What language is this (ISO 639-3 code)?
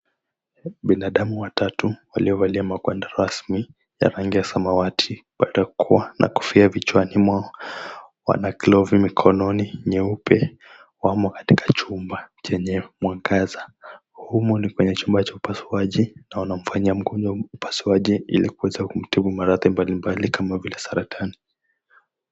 swa